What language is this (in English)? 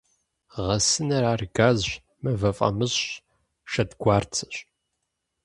Kabardian